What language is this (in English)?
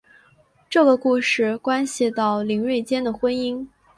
Chinese